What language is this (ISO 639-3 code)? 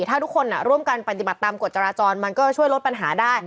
tha